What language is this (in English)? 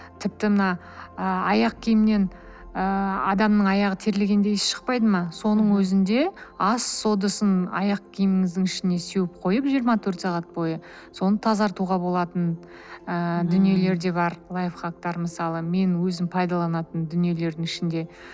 Kazakh